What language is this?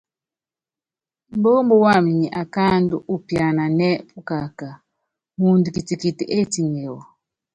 Yangben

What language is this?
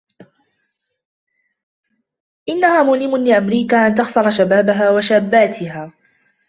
Arabic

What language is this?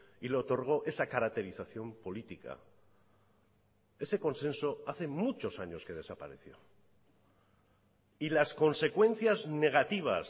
Spanish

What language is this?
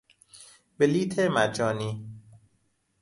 Persian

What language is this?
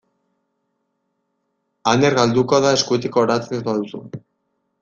Basque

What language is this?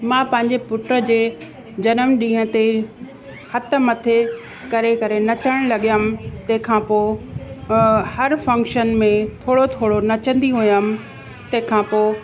Sindhi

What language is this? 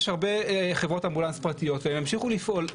Hebrew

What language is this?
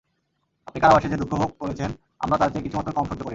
Bangla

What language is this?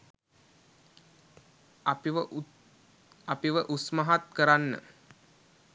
Sinhala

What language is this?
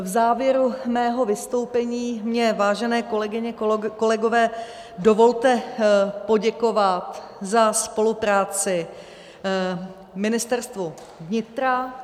Czech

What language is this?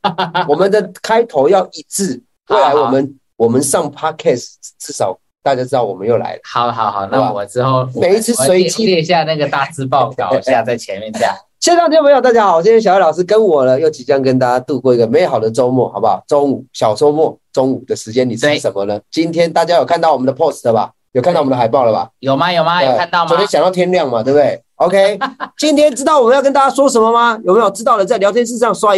Chinese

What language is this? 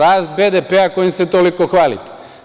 Serbian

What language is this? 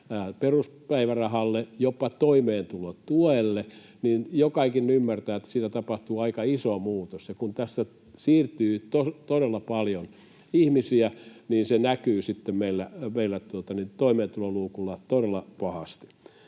Finnish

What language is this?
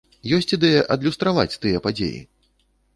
Belarusian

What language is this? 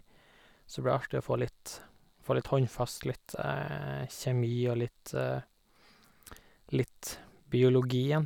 Norwegian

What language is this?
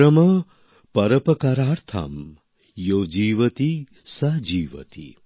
Bangla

